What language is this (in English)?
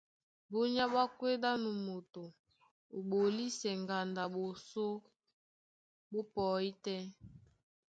Duala